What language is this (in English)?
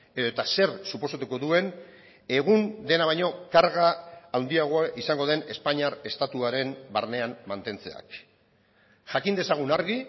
Basque